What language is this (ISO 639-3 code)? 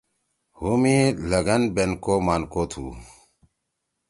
trw